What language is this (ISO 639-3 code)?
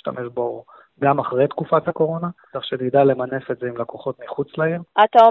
heb